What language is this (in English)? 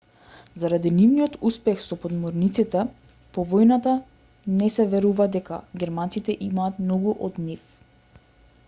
Macedonian